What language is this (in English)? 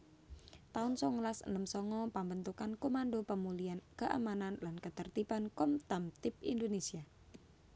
Javanese